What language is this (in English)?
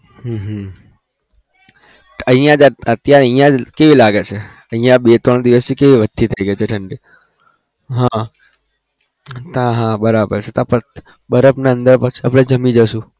Gujarati